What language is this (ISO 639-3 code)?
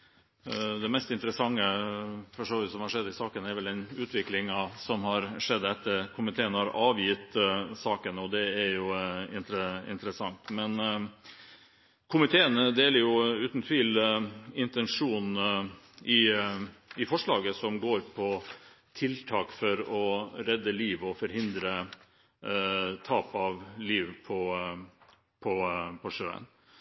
nob